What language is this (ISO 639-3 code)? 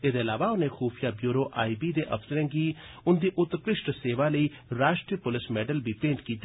doi